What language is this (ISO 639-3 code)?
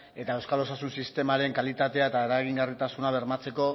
eus